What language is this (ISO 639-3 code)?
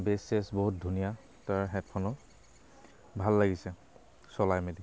asm